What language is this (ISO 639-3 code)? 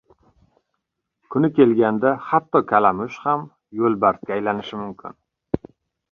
uzb